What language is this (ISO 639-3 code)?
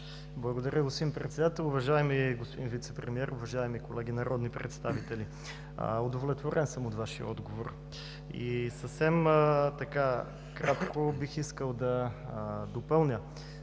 bul